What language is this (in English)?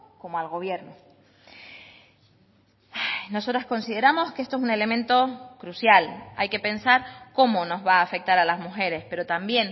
Spanish